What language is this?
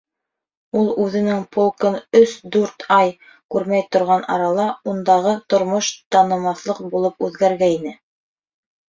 Bashkir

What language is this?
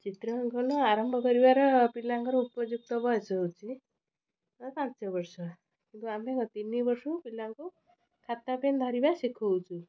Odia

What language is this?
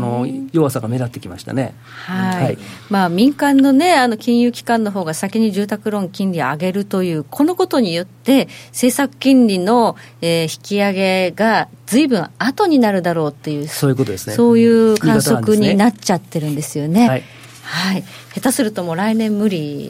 Japanese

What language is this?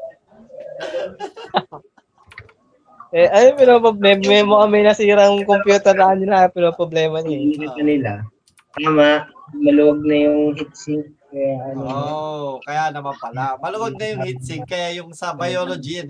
Filipino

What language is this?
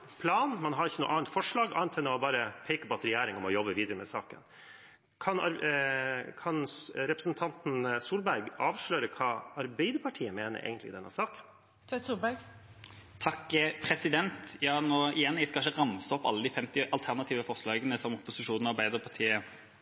Norwegian Bokmål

